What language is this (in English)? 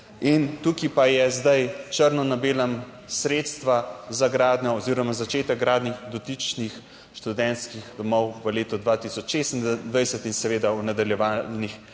Slovenian